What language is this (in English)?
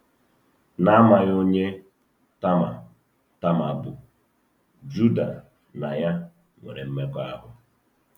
Igbo